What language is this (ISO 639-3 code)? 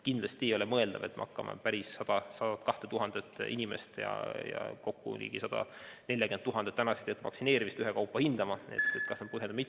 est